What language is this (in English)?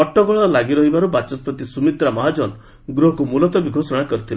Odia